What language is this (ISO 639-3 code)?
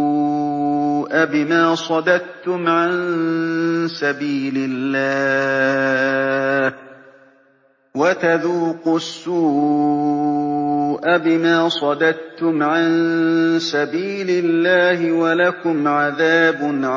ara